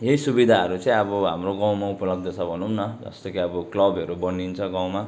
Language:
Nepali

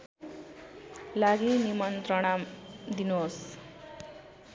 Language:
Nepali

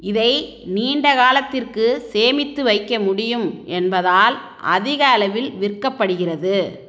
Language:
Tamil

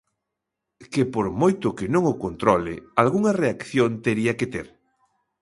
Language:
Galician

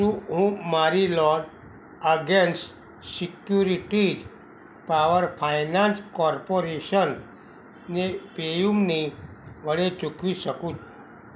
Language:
Gujarati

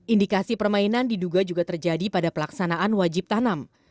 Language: Indonesian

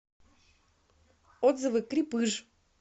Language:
Russian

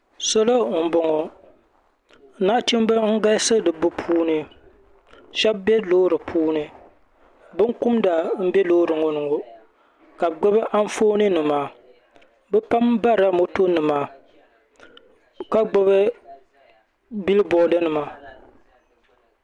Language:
Dagbani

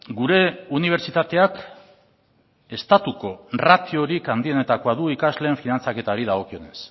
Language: Basque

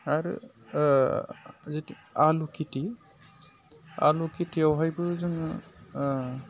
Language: Bodo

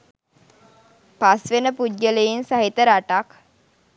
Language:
Sinhala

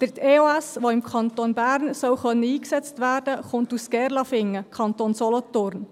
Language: Swiss German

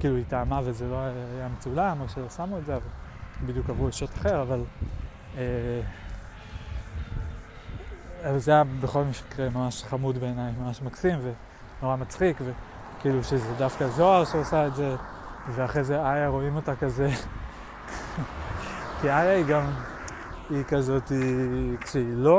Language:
Hebrew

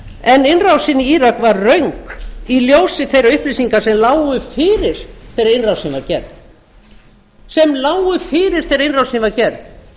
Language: Icelandic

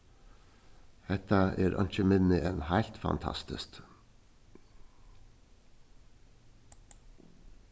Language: Faroese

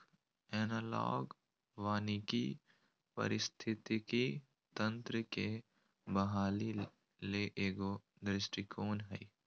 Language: Magahi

